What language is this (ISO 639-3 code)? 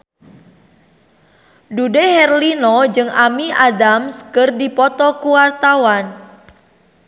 sun